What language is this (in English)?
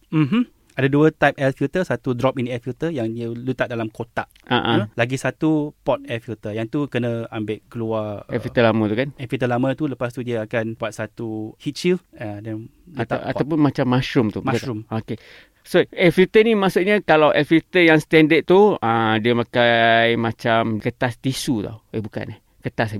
Malay